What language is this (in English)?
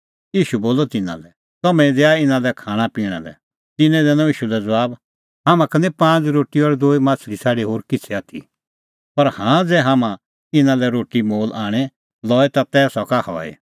Kullu Pahari